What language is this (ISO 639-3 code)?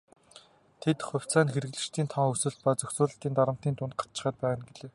mon